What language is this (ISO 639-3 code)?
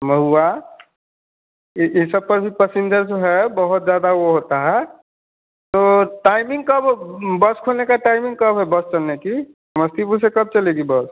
hin